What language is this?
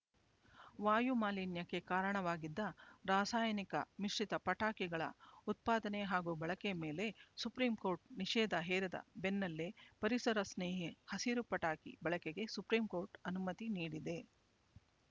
Kannada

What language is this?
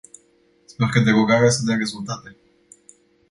Romanian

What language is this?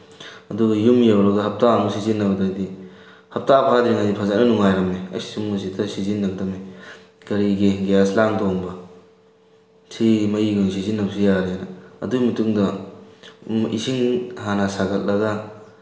Manipuri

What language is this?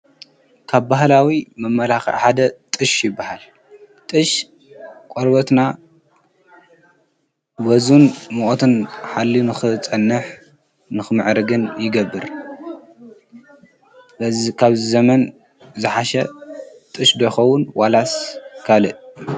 Tigrinya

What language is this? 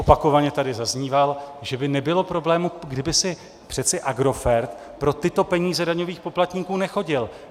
Czech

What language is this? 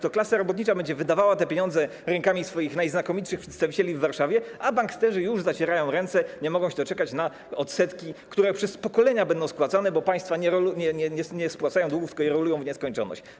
Polish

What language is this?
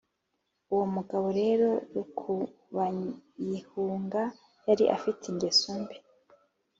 Kinyarwanda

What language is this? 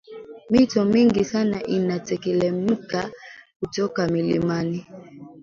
Swahili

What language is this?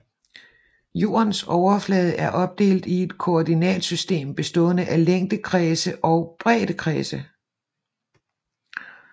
Danish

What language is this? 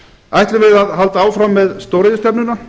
Icelandic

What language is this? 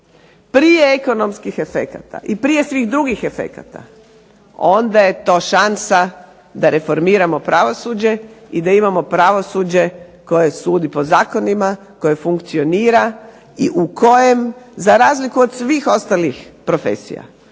Croatian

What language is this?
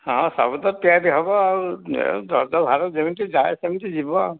Odia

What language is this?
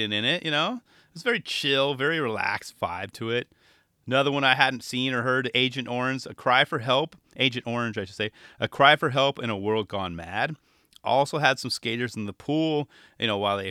English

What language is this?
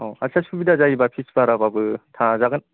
Bodo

